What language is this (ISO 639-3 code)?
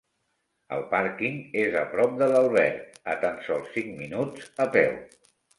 cat